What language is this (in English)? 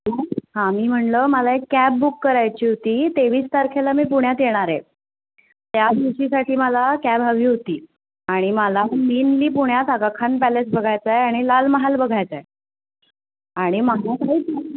Marathi